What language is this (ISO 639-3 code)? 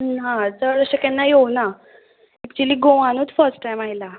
kok